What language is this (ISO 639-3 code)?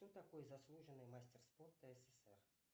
rus